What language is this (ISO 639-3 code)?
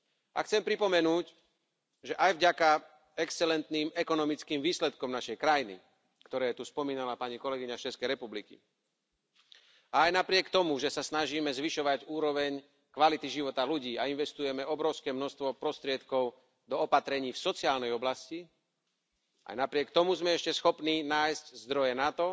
slk